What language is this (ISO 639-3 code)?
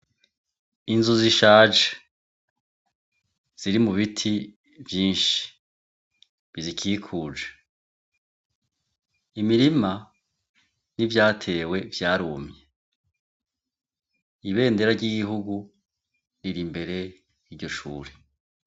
run